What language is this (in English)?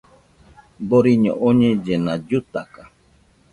Nüpode Huitoto